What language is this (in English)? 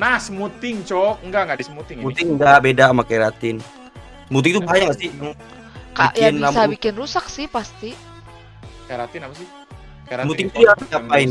Indonesian